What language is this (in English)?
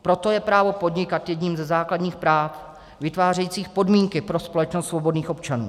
Czech